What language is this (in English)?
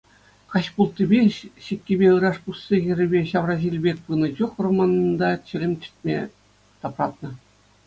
Chuvash